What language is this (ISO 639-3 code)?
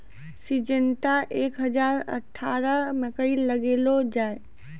mai